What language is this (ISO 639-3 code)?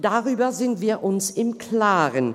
gsw